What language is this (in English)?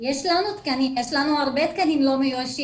Hebrew